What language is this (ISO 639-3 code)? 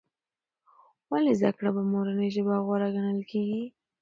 pus